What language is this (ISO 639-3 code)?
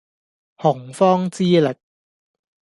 yue